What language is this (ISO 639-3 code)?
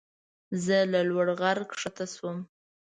pus